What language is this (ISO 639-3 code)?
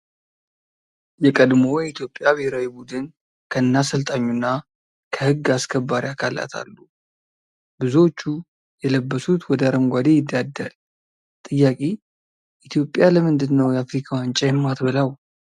amh